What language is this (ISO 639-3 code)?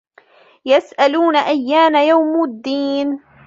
ara